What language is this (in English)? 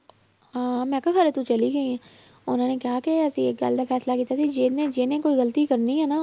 Punjabi